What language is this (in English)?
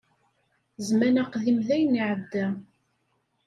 Kabyle